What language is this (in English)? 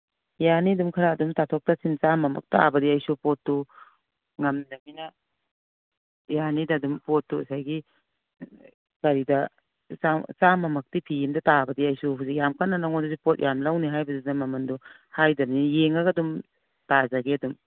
Manipuri